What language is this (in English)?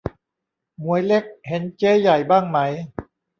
Thai